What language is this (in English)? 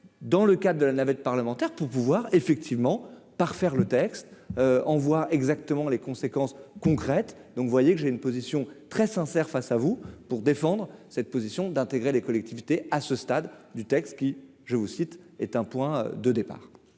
French